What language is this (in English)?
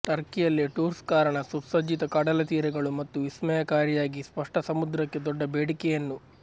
Kannada